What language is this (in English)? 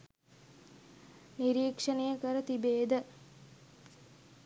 Sinhala